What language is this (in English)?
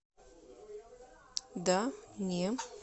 Russian